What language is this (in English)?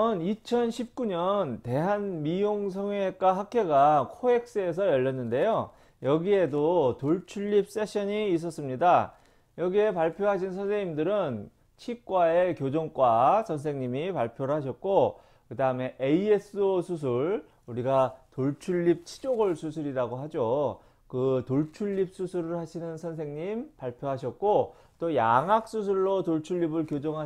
Korean